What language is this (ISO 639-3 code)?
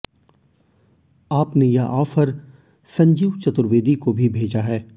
hin